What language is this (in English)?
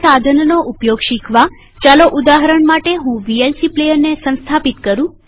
Gujarati